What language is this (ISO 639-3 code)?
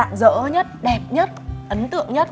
vie